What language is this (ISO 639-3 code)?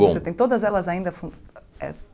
por